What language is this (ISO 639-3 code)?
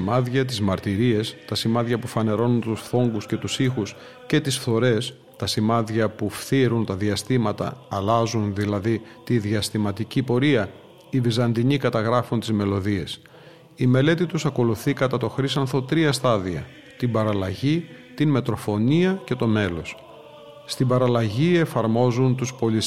ell